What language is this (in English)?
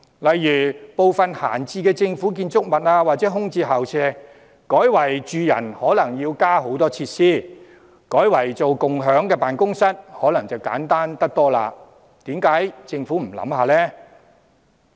Cantonese